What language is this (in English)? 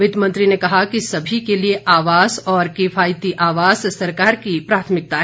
Hindi